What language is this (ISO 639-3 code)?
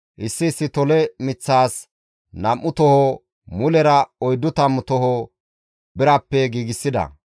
gmv